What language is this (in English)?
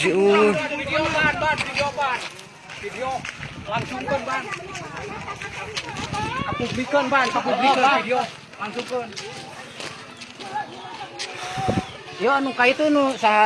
Indonesian